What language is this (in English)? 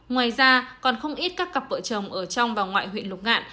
Vietnamese